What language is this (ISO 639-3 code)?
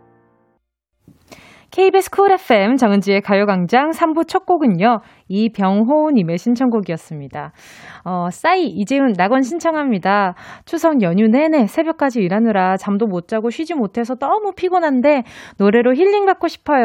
kor